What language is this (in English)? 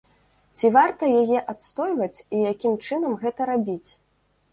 Belarusian